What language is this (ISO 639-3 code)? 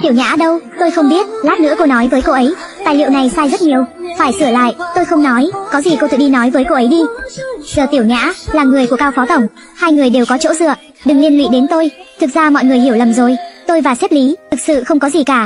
vie